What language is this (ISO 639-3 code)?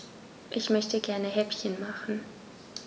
deu